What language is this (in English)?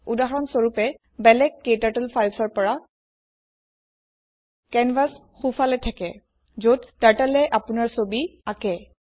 Assamese